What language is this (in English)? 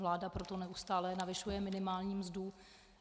Czech